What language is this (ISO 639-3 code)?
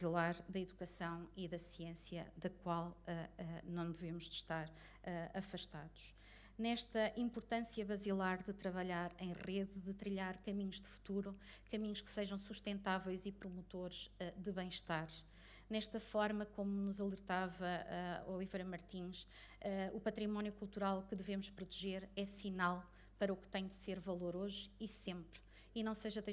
por